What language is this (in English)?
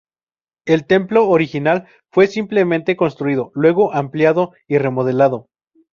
Spanish